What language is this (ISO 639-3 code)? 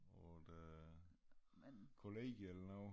dan